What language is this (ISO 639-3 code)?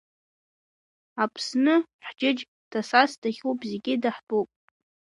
abk